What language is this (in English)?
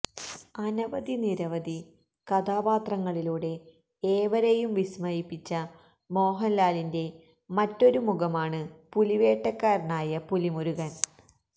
Malayalam